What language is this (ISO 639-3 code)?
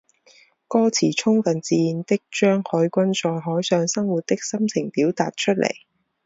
zho